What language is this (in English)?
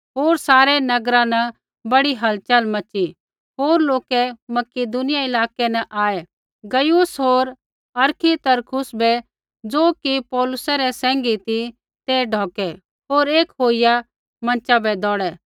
Kullu Pahari